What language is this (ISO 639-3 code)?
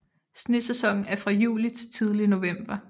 dan